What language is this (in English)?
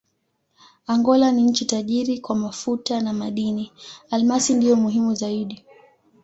Swahili